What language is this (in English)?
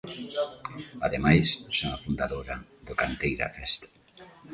Galician